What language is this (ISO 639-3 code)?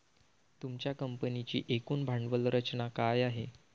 mar